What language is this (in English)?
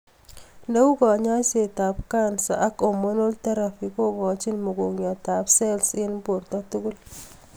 Kalenjin